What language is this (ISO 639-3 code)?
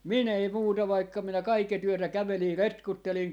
fin